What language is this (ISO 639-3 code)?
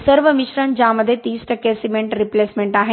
mar